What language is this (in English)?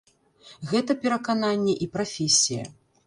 Belarusian